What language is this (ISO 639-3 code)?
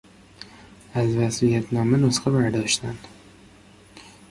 fas